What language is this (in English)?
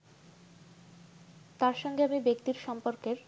Bangla